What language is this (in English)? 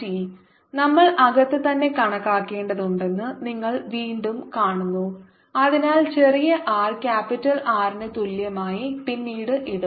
Malayalam